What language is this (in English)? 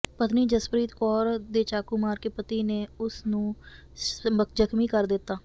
Punjabi